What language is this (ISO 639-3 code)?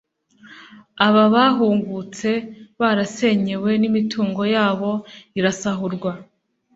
kin